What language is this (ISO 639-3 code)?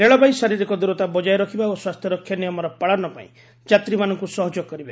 ori